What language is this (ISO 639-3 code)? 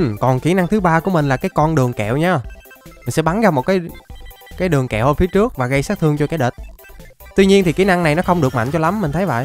vie